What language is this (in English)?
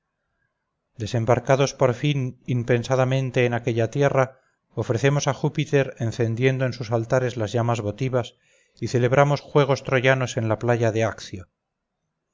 Spanish